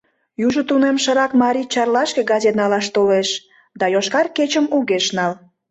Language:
Mari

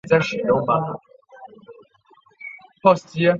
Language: Chinese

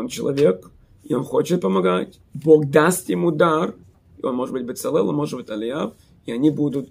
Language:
Russian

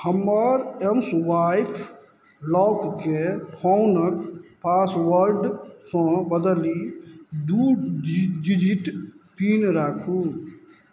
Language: Maithili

